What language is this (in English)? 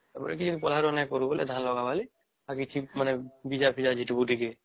Odia